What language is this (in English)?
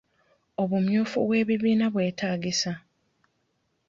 Ganda